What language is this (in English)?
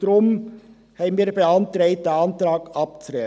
Swiss German